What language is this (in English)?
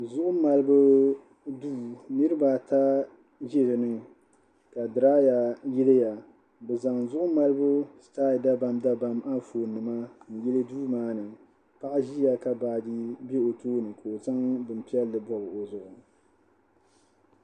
Dagbani